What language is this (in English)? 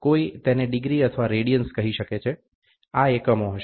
Gujarati